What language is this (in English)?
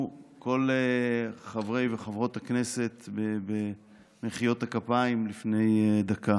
Hebrew